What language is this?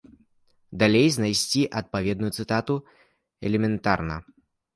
Belarusian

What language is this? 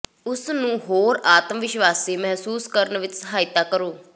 Punjabi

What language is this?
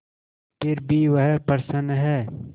Hindi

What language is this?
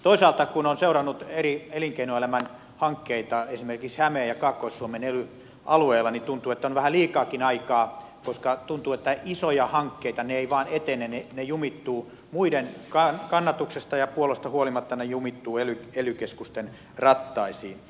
Finnish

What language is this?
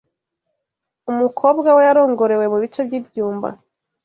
Kinyarwanda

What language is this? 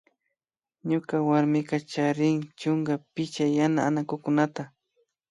Imbabura Highland Quichua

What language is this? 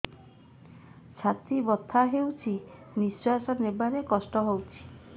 Odia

